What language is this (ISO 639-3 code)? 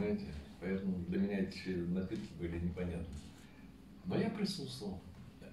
rus